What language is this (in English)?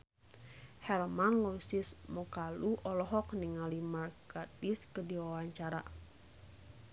Sundanese